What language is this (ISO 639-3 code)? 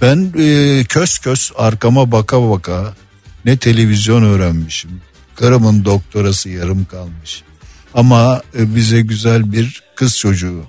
tur